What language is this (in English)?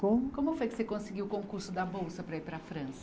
Portuguese